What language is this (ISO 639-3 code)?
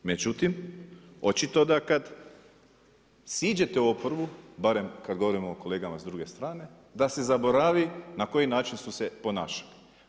hrv